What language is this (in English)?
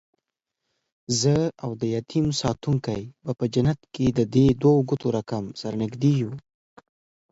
Pashto